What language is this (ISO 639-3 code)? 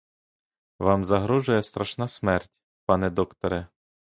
ukr